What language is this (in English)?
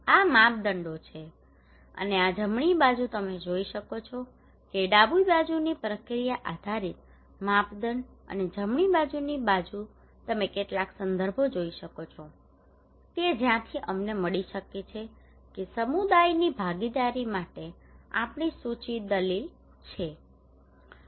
Gujarati